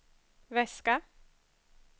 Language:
Swedish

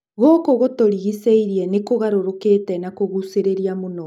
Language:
Kikuyu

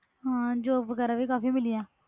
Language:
Punjabi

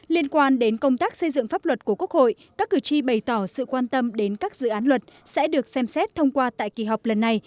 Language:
Vietnamese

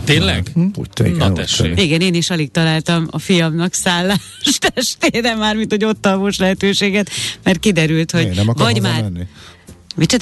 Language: Hungarian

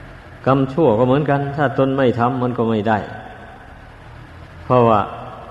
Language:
Thai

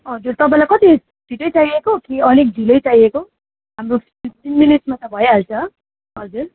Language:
Nepali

